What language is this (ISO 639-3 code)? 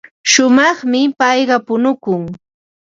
qva